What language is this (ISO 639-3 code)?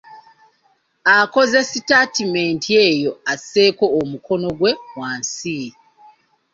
lug